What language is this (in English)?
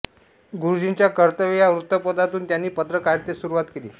Marathi